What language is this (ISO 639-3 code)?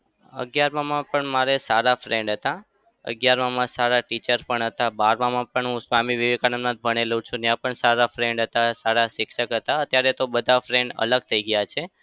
guj